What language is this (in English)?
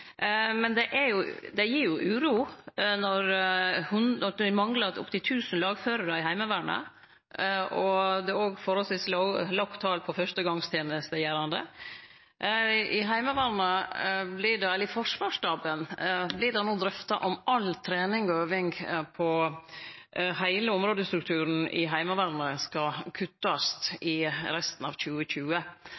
Norwegian Nynorsk